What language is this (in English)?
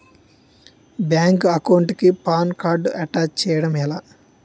Telugu